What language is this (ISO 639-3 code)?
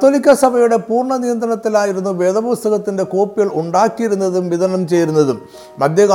mal